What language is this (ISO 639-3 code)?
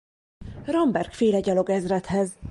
hun